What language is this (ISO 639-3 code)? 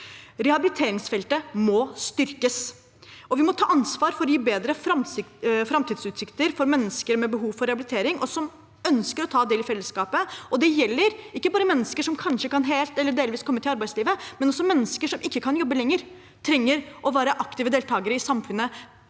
nor